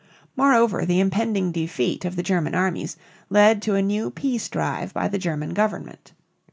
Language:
English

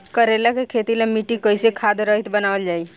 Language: Bhojpuri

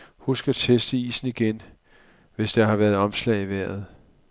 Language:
Danish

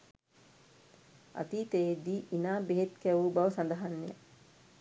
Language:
Sinhala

